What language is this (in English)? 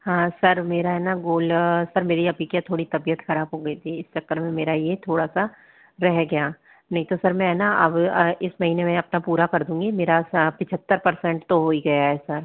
Hindi